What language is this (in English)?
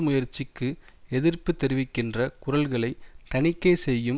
Tamil